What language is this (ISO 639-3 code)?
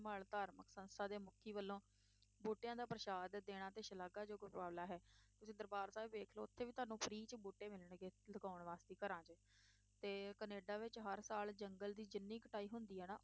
pan